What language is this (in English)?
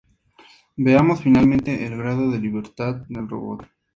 Spanish